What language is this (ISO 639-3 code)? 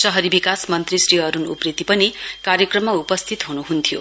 nep